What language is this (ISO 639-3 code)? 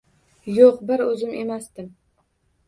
uzb